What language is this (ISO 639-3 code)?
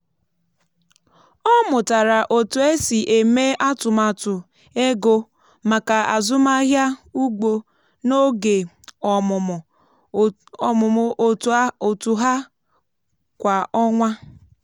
ibo